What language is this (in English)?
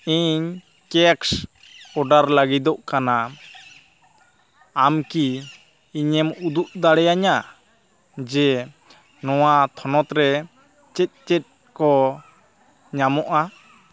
Santali